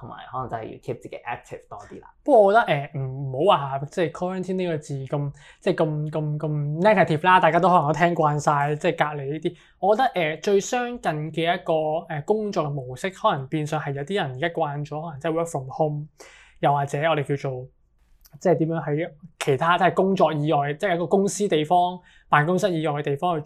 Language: Chinese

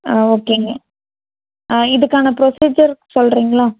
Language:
Tamil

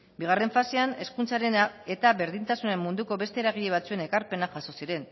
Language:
Basque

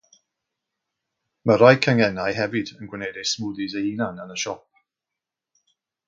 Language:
Welsh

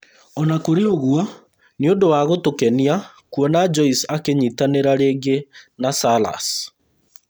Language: Kikuyu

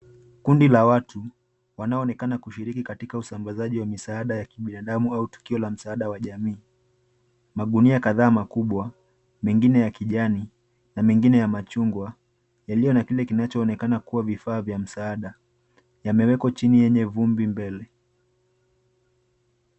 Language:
Swahili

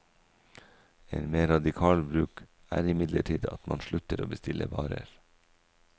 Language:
Norwegian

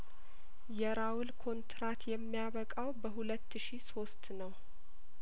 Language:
Amharic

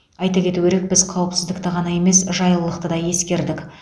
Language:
Kazakh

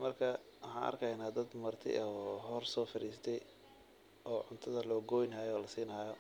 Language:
Somali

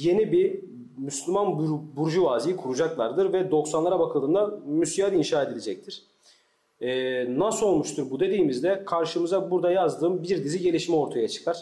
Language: Turkish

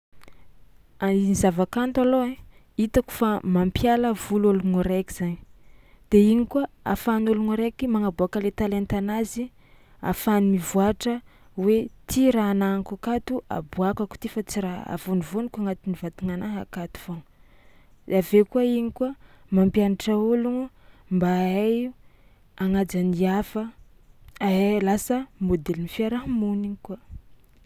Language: Tsimihety Malagasy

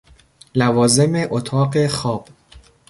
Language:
Persian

